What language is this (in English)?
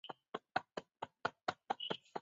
Chinese